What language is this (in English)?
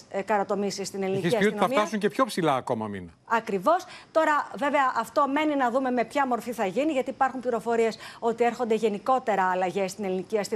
Greek